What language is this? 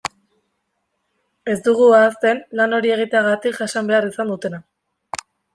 Basque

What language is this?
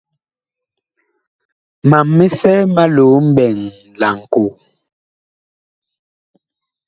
Bakoko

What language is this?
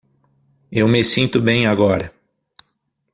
Portuguese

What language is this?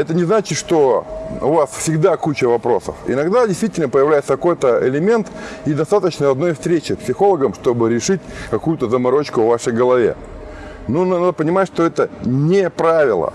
Russian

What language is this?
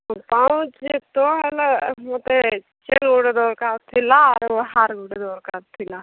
Odia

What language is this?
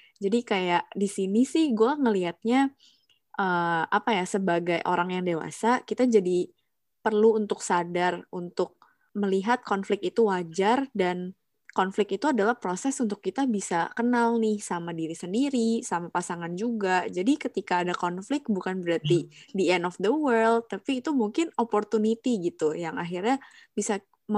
Indonesian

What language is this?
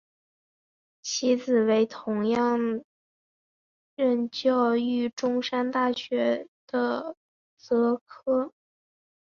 Chinese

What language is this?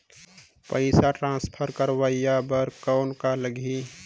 Chhattisgarhi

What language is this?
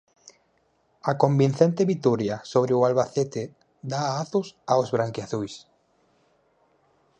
Galician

